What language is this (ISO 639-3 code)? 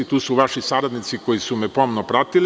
srp